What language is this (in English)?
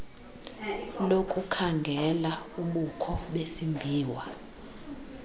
Xhosa